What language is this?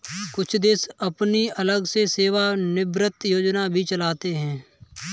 Hindi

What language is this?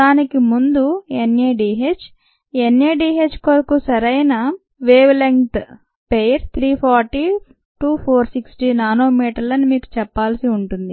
Telugu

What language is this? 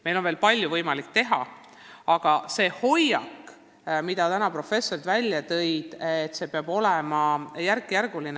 Estonian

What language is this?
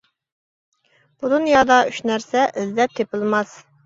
Uyghur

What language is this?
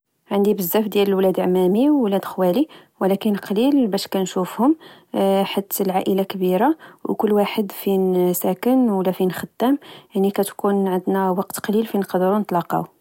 Moroccan Arabic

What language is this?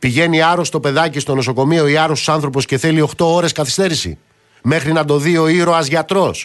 Greek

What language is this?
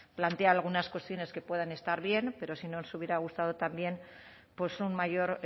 Spanish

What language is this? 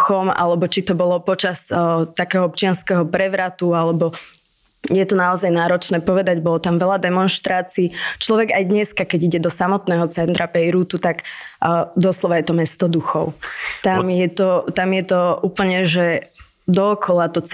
Slovak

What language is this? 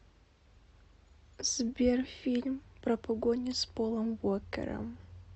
Russian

